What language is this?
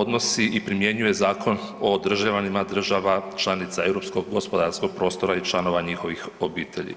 Croatian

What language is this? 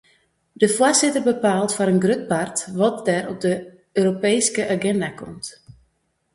Western Frisian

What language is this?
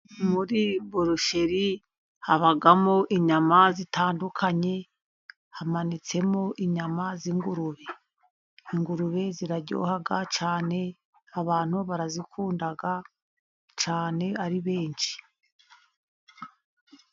Kinyarwanda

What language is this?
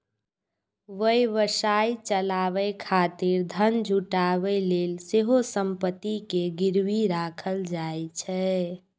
Maithili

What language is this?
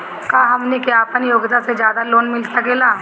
Bhojpuri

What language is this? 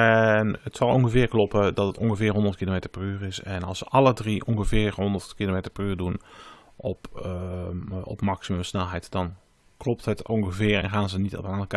Dutch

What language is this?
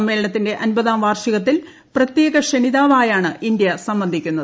Malayalam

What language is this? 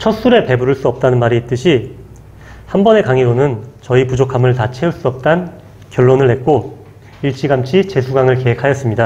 Korean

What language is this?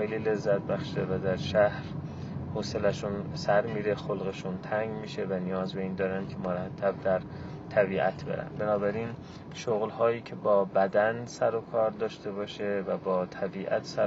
Persian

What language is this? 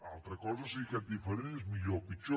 Catalan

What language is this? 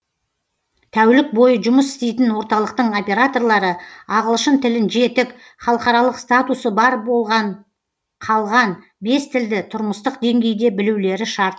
Kazakh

